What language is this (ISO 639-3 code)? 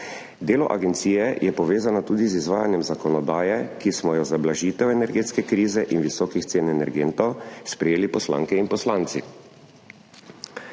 slv